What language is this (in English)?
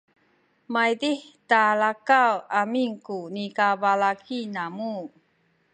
Sakizaya